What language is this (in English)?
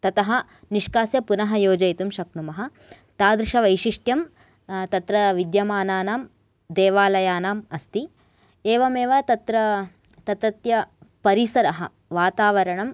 Sanskrit